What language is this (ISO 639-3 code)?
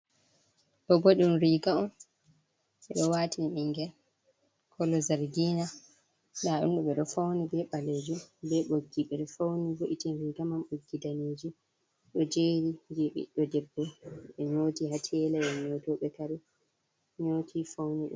ful